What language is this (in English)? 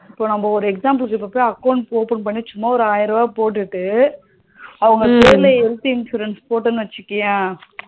Tamil